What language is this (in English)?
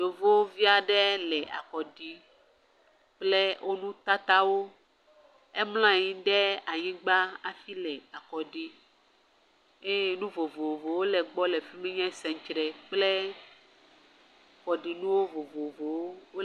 Ewe